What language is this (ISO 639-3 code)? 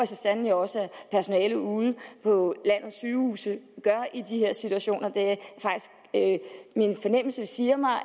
dan